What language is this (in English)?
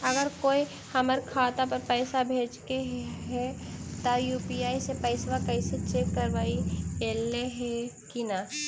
Magahi